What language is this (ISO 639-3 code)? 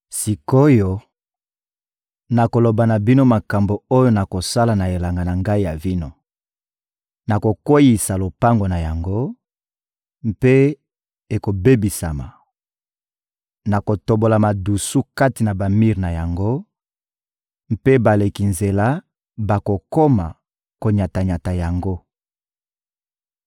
lin